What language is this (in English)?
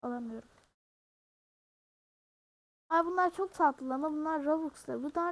Turkish